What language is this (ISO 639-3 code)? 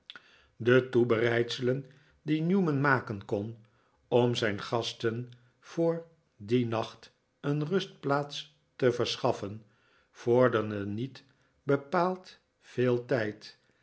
nld